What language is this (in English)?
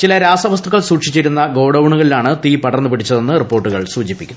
Malayalam